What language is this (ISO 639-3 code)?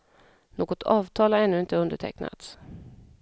swe